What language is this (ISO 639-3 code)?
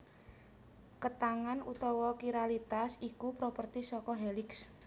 jav